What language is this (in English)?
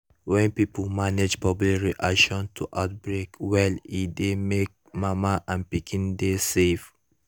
Nigerian Pidgin